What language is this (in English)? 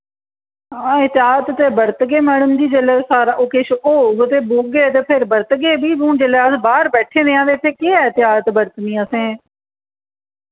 Dogri